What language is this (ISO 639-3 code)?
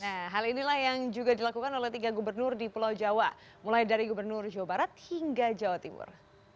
ind